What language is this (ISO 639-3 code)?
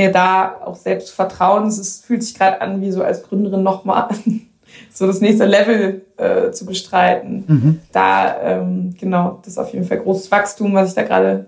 deu